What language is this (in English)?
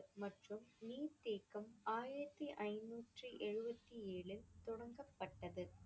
Tamil